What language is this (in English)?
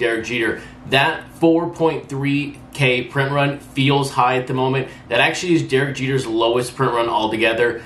English